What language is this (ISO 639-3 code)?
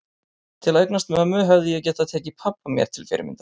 isl